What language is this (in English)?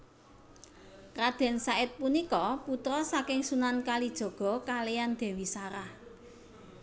Javanese